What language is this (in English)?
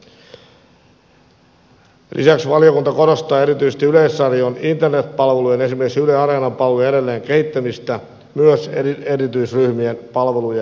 Finnish